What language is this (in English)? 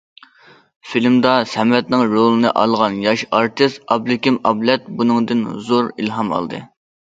Uyghur